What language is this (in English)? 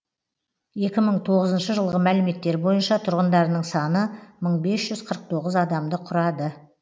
Kazakh